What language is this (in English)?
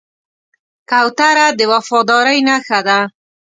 Pashto